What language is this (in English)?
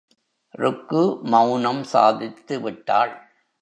Tamil